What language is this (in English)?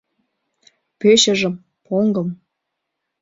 Mari